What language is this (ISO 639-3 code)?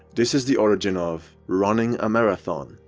eng